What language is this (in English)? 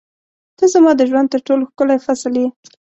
Pashto